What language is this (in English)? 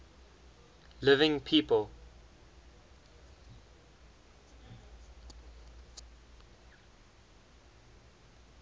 English